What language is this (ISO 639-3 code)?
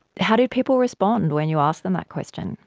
eng